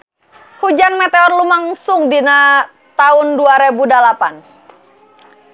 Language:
Sundanese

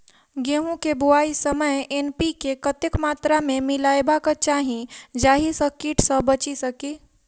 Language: Maithili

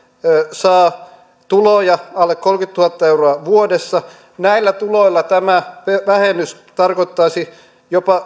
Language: Finnish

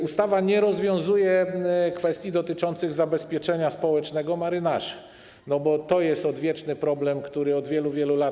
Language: Polish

